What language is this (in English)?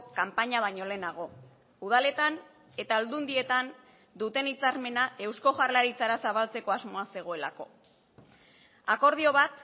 Basque